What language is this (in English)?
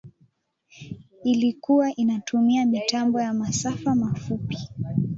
Swahili